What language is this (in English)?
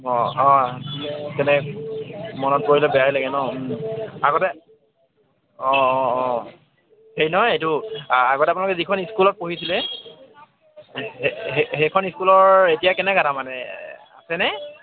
Assamese